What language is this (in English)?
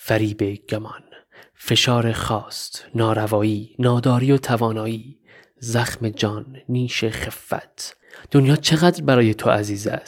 Persian